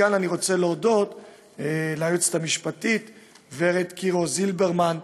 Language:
Hebrew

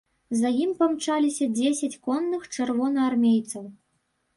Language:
Belarusian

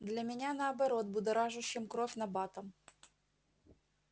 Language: Russian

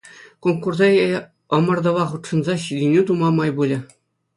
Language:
Chuvash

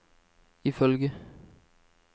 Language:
Norwegian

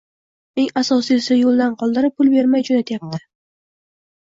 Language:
Uzbek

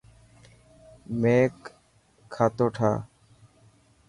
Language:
Dhatki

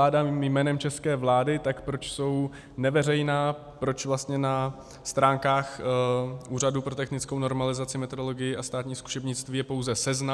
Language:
Czech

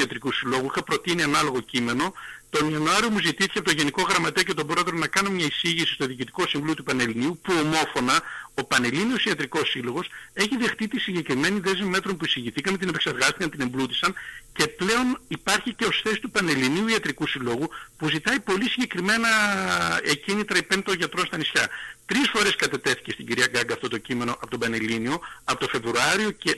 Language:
Greek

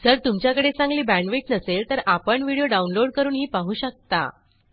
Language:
Marathi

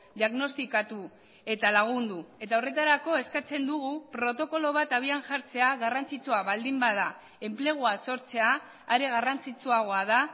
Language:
Basque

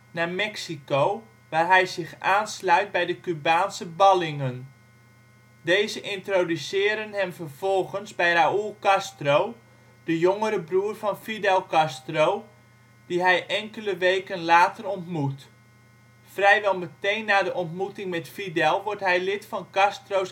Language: Dutch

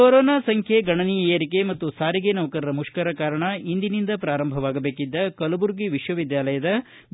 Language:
Kannada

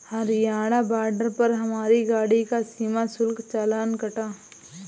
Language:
Hindi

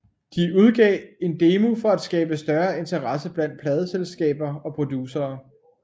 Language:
Danish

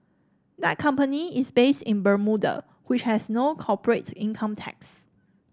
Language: English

